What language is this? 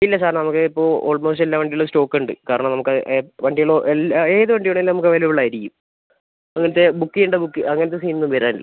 Malayalam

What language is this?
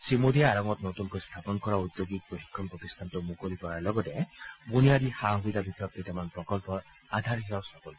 Assamese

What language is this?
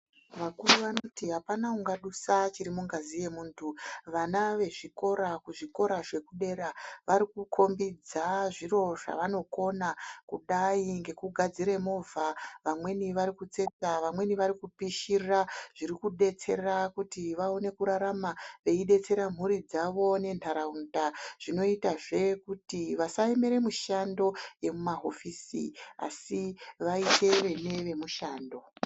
Ndau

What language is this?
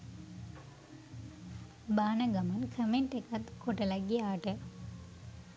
Sinhala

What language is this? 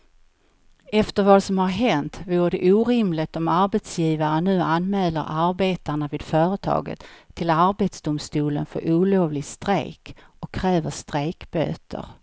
Swedish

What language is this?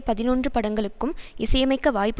Tamil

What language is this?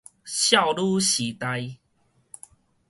Min Nan Chinese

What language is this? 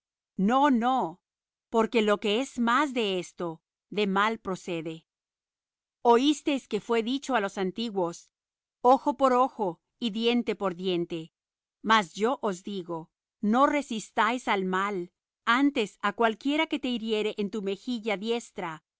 Spanish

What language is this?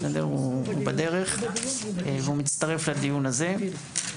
Hebrew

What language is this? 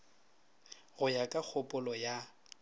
Northern Sotho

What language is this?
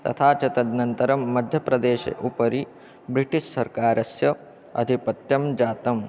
Sanskrit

